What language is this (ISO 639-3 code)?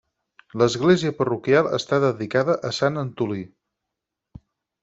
cat